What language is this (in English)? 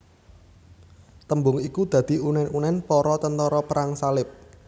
Javanese